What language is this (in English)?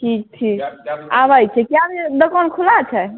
Maithili